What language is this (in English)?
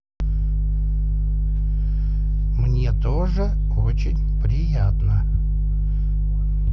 Russian